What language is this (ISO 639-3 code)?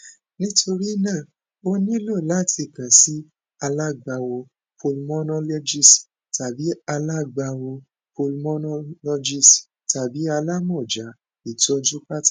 yor